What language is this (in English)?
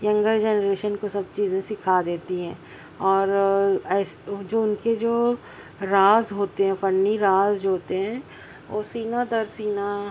Urdu